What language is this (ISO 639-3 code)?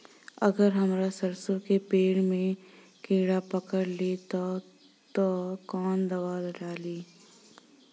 bho